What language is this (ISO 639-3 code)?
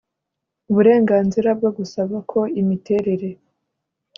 kin